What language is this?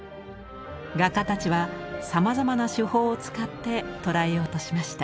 Japanese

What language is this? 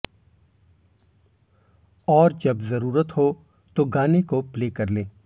Hindi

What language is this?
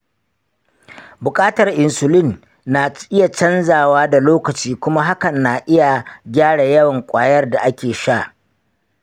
Hausa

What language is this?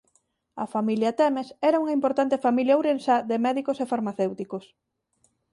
Galician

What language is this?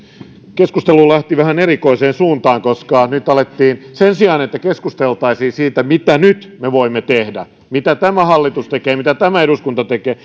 Finnish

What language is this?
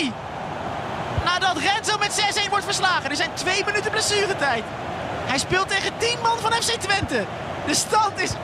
Dutch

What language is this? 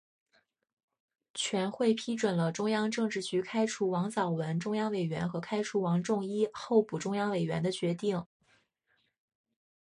Chinese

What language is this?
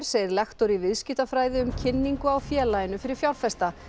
Icelandic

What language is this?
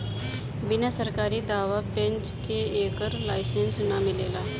Bhojpuri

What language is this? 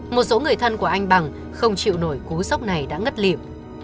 Vietnamese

